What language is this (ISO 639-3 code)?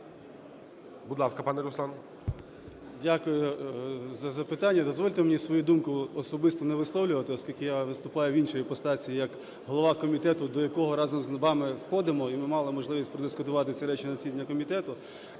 ukr